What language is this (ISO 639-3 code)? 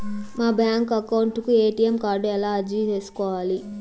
tel